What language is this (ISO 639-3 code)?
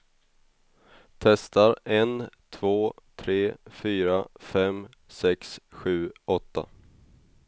swe